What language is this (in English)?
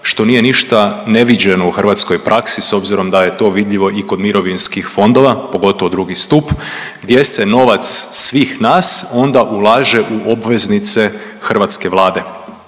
Croatian